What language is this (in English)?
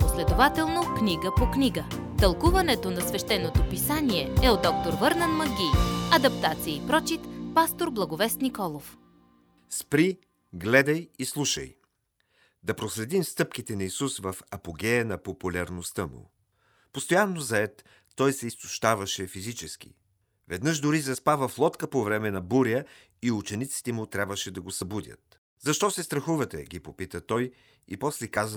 Bulgarian